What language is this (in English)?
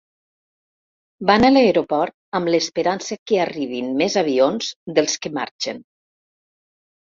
Catalan